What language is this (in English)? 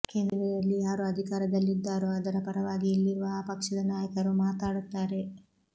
Kannada